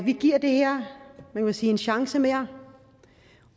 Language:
Danish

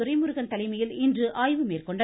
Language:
Tamil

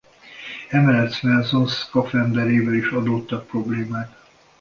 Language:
Hungarian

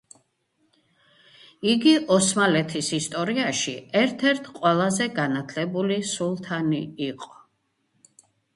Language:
Georgian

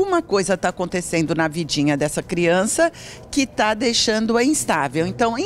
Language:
Portuguese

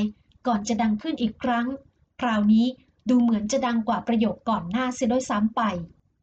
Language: Thai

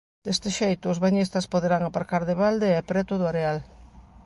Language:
Galician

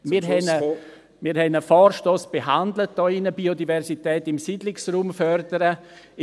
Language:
Swiss German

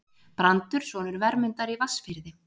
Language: Icelandic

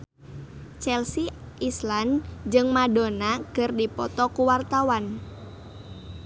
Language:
Sundanese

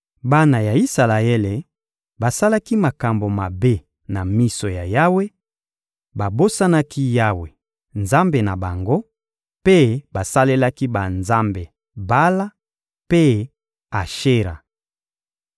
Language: Lingala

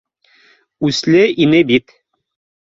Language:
Bashkir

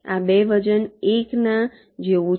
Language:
Gujarati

